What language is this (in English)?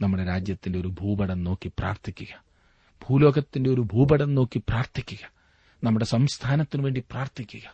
Malayalam